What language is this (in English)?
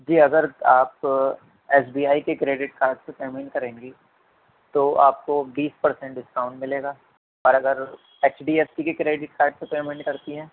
Urdu